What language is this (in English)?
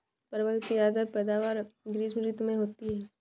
Hindi